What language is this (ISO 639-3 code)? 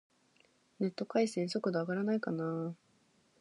jpn